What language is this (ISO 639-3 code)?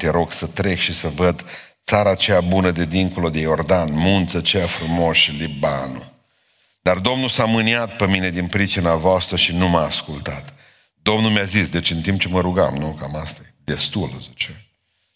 ron